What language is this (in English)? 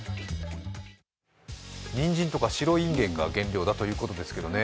Japanese